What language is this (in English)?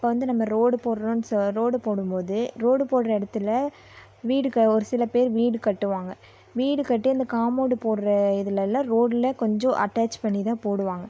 Tamil